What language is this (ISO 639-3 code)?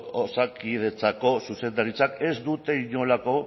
eus